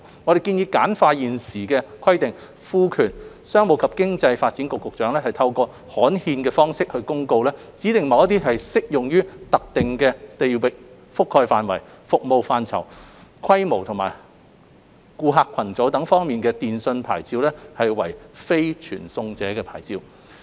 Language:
Cantonese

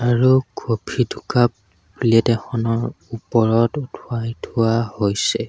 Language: Assamese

